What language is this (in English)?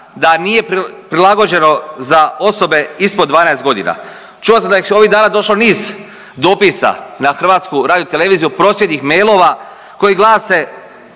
Croatian